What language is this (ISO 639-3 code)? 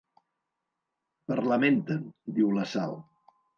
cat